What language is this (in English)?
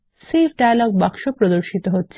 Bangla